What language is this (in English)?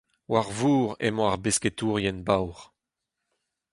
Breton